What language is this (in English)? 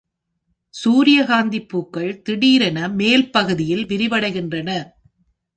Tamil